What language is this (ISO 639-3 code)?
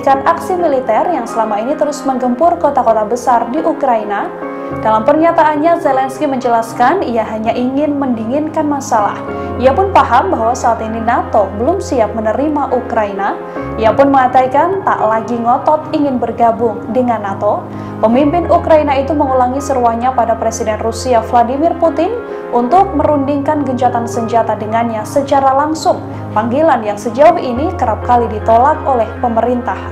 ind